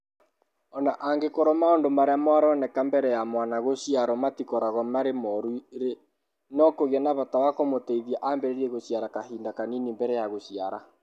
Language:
Kikuyu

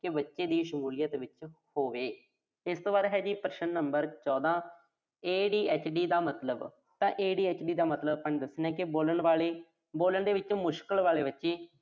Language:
Punjabi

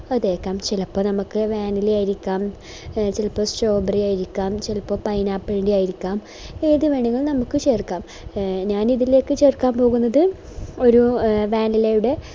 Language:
Malayalam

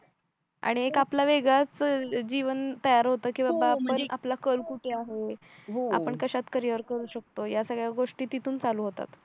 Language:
Marathi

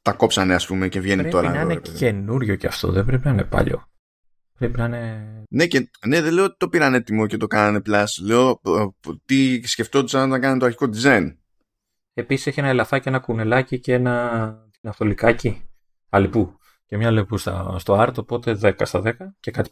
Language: Greek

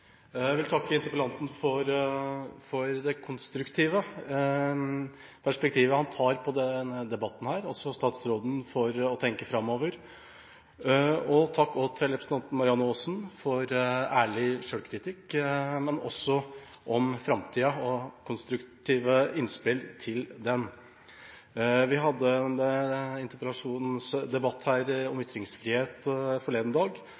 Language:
Norwegian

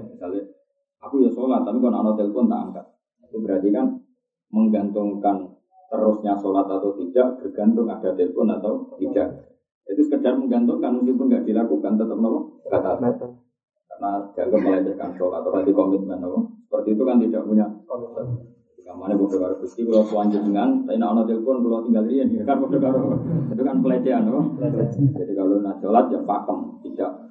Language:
Indonesian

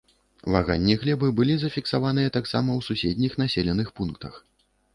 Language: Belarusian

